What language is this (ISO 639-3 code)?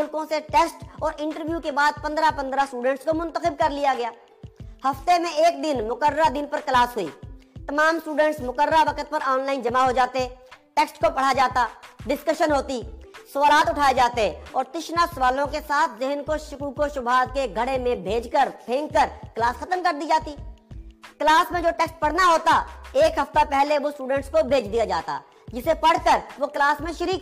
urd